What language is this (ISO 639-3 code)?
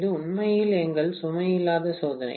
tam